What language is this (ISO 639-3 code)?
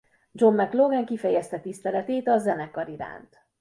hun